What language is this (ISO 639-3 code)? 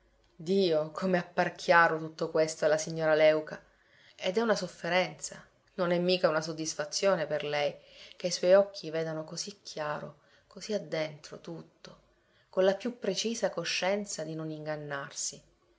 ita